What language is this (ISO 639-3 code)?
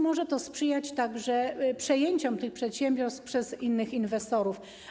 pol